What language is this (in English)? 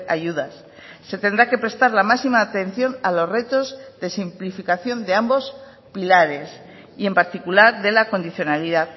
Spanish